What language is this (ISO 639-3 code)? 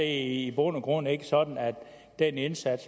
dan